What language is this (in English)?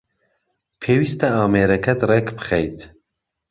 Central Kurdish